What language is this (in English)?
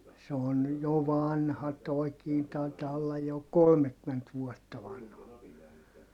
Finnish